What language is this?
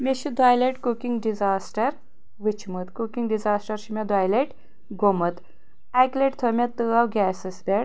Kashmiri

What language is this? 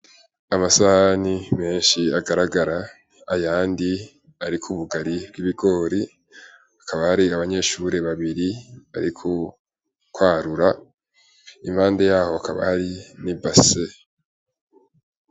Rundi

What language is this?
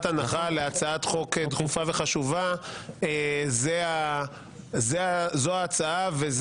Hebrew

